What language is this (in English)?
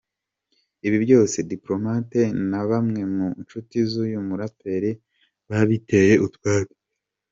Kinyarwanda